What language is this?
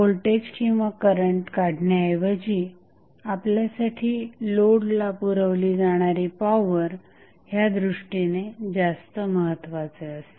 Marathi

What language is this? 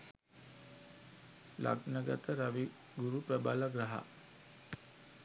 Sinhala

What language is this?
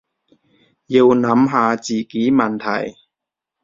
Cantonese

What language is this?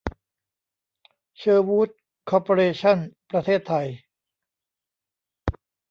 Thai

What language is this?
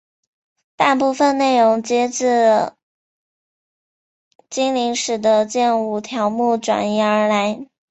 Chinese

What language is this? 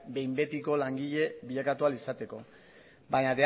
Basque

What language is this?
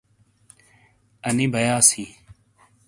Shina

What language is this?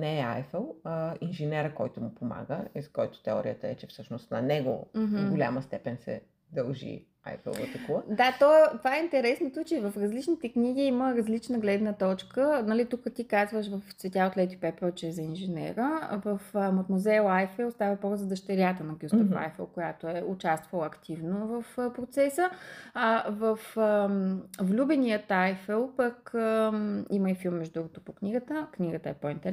Bulgarian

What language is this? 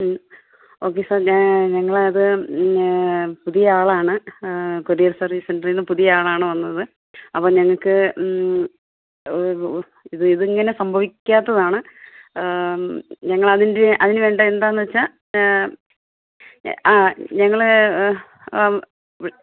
Malayalam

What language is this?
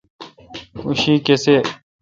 Kalkoti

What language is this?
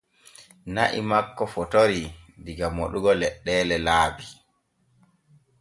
Borgu Fulfulde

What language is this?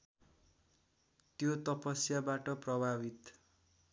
Nepali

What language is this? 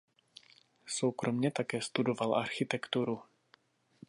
Czech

